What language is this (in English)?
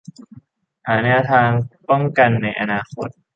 Thai